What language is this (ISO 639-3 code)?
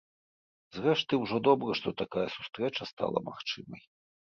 bel